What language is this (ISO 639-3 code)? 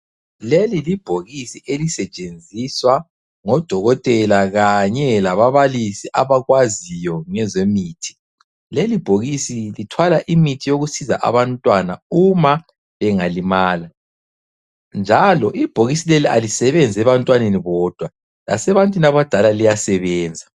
nde